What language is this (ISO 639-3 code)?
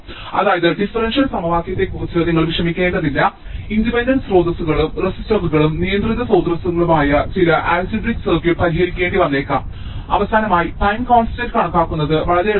mal